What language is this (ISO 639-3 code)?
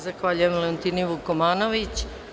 srp